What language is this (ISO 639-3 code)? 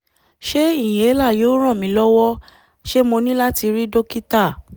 yor